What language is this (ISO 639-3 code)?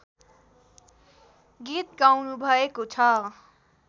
nep